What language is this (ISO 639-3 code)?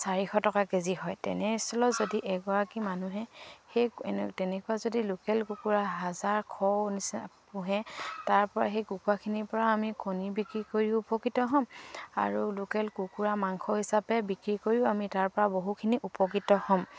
asm